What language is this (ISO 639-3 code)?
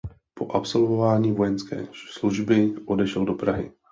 ces